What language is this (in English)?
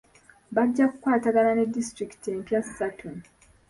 Ganda